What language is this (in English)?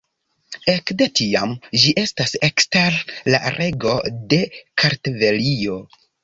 Esperanto